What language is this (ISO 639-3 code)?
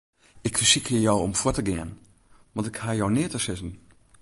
fry